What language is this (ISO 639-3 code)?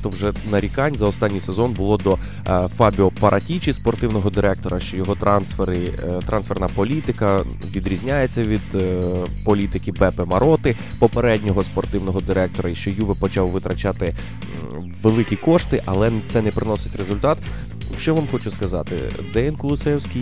ukr